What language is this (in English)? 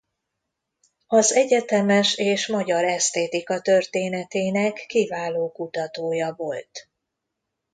Hungarian